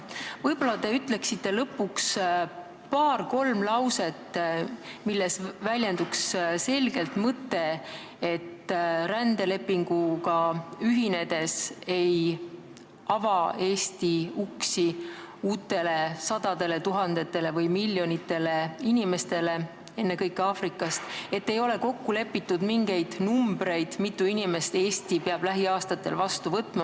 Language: Estonian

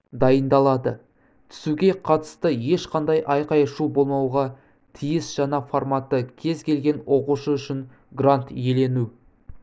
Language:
Kazakh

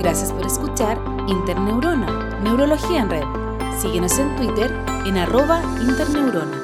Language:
Spanish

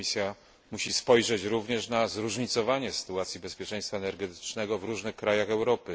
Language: Polish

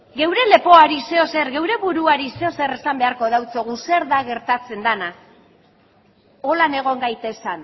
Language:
Basque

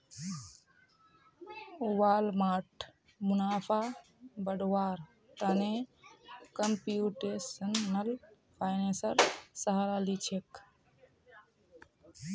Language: Magahi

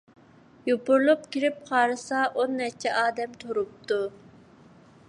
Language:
Uyghur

